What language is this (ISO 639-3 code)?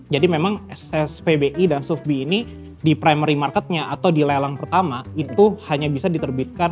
ind